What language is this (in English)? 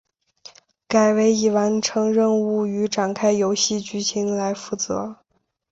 Chinese